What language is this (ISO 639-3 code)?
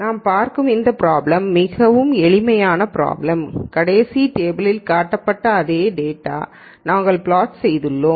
tam